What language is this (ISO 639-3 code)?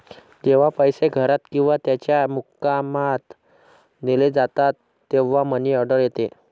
mar